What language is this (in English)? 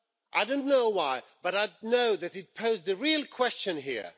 English